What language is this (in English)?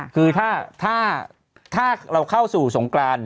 Thai